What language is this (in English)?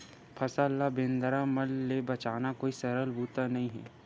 Chhattisgarhi